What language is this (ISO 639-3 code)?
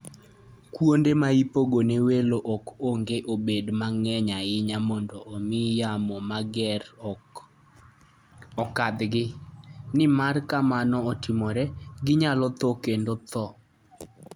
luo